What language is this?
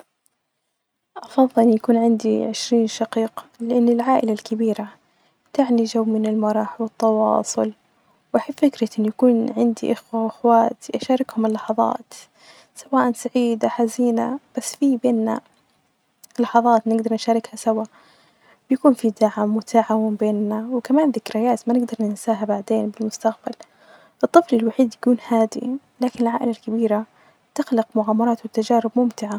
Najdi Arabic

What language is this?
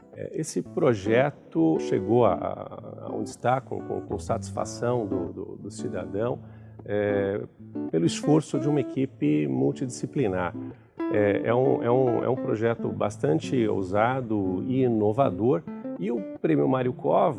Portuguese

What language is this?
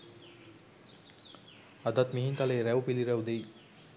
Sinhala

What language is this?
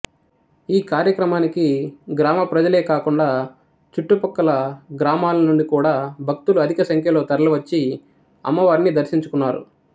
Telugu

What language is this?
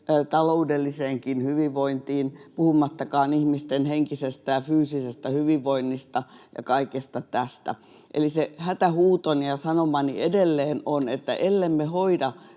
Finnish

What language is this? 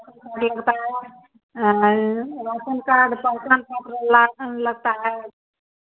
Hindi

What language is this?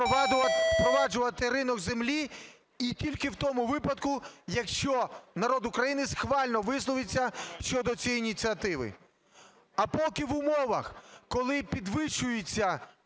Ukrainian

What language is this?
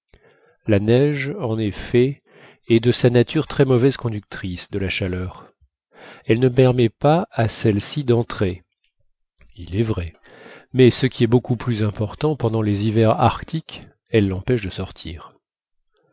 French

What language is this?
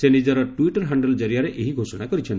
Odia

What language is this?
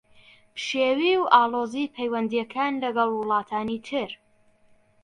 Central Kurdish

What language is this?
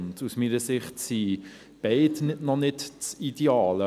Swiss German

